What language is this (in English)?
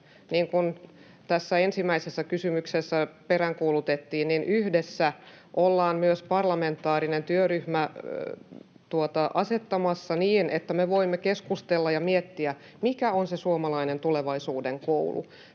Finnish